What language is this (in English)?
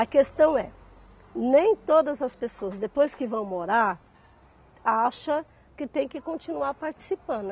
Portuguese